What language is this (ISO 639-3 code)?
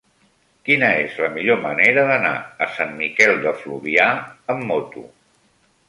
cat